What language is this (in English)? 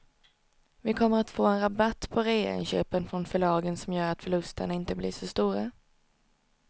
Swedish